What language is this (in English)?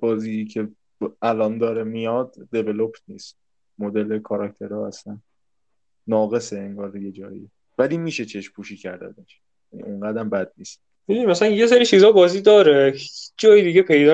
Persian